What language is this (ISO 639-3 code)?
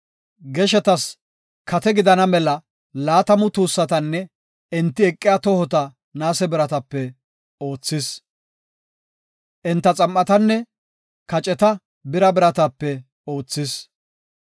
gof